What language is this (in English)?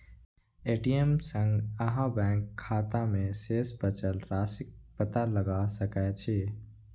Maithili